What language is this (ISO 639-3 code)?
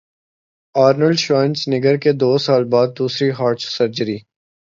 urd